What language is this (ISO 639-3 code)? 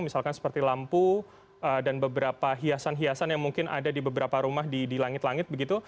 ind